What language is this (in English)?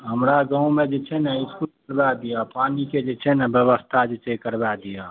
Maithili